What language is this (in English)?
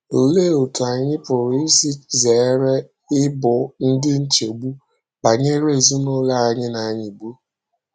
Igbo